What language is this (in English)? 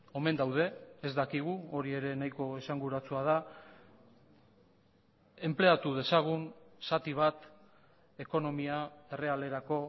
Basque